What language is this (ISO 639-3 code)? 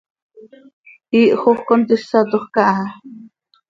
sei